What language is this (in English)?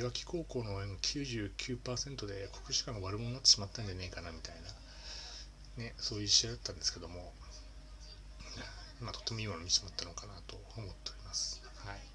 Japanese